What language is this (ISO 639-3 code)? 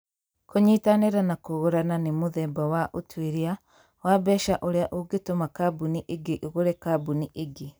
kik